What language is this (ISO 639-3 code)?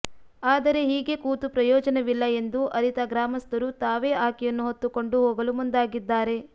kan